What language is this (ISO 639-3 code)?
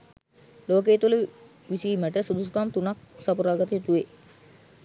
sin